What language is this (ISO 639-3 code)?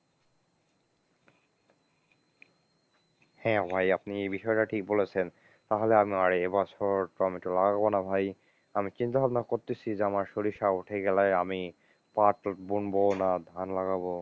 ben